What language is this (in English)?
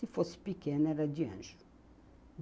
Portuguese